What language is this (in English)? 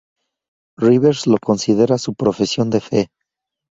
Spanish